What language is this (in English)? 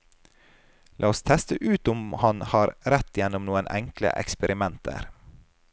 Norwegian